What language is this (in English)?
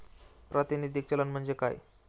Marathi